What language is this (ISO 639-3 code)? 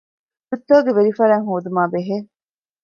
div